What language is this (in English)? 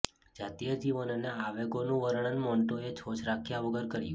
Gujarati